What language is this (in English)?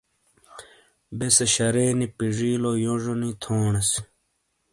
Shina